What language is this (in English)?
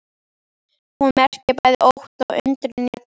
Icelandic